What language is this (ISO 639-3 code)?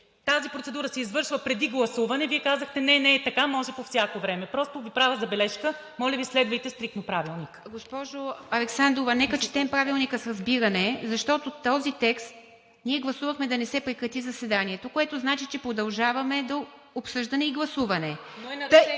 bul